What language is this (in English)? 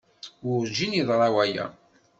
Kabyle